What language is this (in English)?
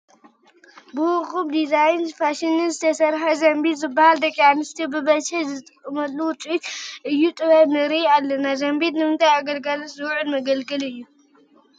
Tigrinya